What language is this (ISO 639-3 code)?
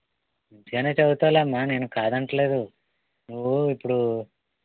tel